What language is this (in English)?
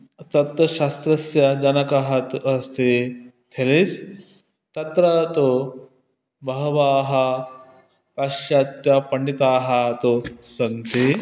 Sanskrit